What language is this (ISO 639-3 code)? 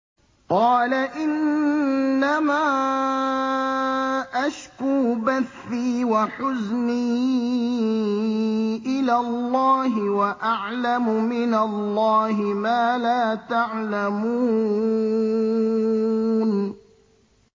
ara